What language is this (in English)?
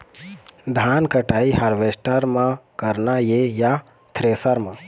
Chhattisgarhi